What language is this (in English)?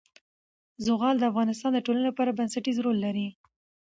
Pashto